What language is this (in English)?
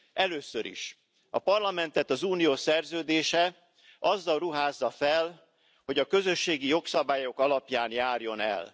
Hungarian